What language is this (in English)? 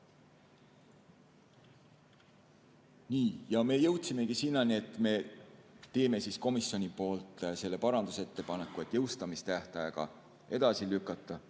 Estonian